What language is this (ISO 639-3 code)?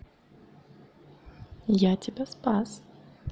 rus